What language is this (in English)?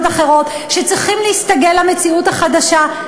Hebrew